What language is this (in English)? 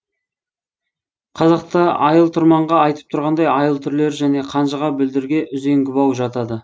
Kazakh